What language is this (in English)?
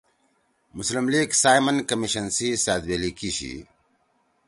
Torwali